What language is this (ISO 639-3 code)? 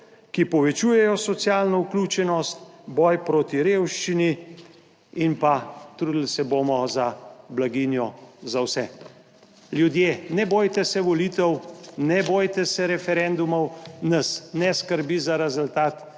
slv